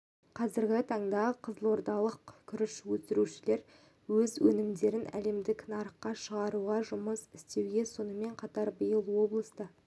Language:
Kazakh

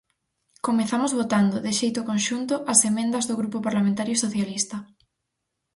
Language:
Galician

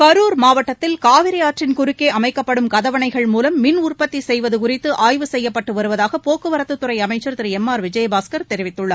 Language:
Tamil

